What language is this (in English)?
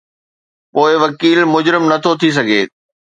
Sindhi